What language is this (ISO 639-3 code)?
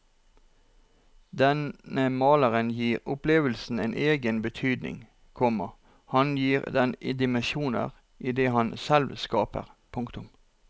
nor